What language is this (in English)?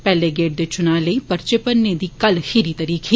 Dogri